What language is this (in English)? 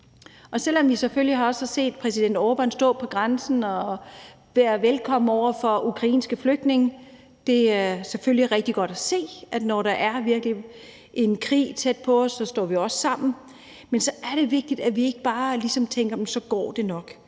Danish